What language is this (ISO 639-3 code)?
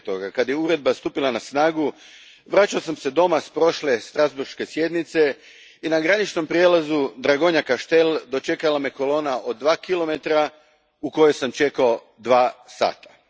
hrv